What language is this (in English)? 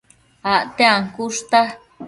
Matsés